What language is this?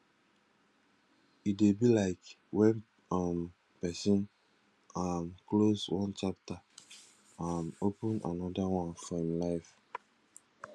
Nigerian Pidgin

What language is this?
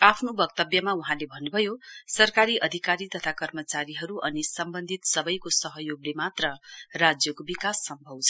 Nepali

